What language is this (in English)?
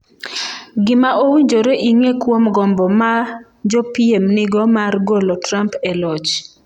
Luo (Kenya and Tanzania)